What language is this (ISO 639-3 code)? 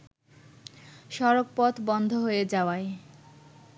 ben